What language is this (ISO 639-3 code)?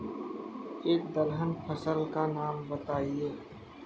hin